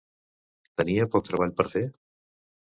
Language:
Catalan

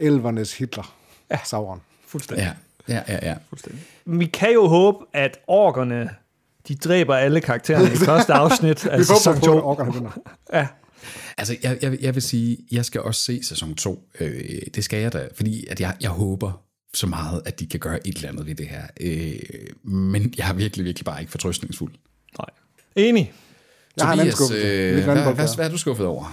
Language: Danish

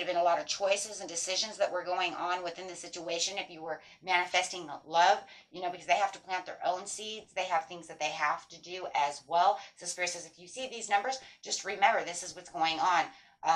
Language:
English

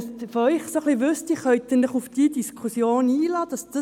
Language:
Swiss German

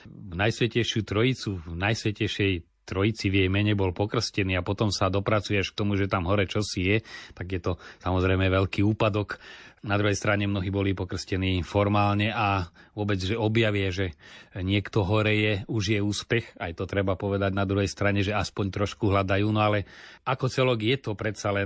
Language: Slovak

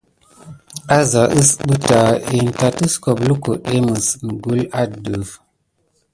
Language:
Gidar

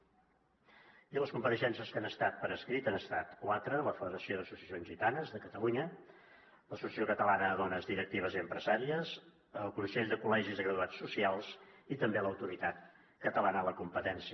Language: Catalan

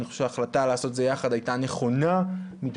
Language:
Hebrew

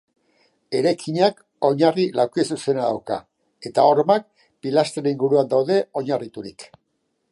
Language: Basque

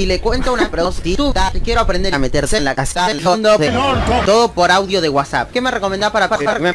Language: Spanish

